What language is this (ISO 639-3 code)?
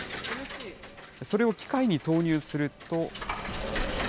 jpn